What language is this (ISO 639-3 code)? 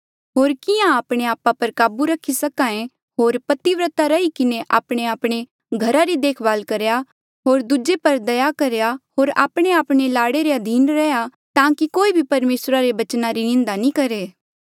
mjl